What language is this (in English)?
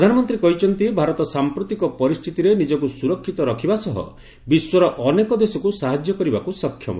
Odia